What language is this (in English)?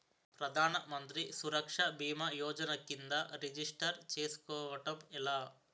Telugu